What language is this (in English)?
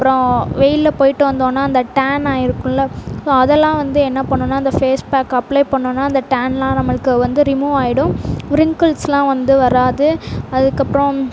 Tamil